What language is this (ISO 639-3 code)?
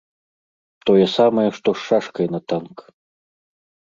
bel